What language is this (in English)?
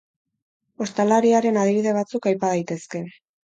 Basque